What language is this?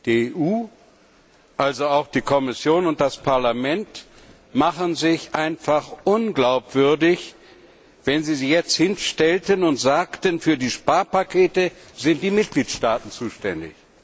German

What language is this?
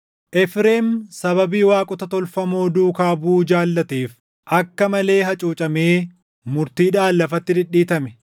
Oromo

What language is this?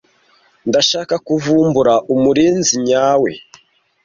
Kinyarwanda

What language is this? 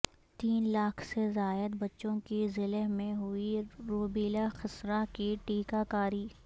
Urdu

